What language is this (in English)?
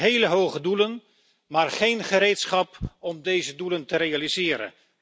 Dutch